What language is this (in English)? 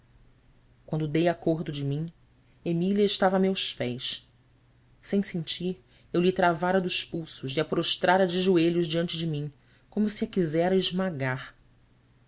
Portuguese